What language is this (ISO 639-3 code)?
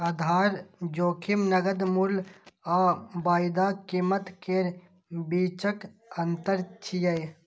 mai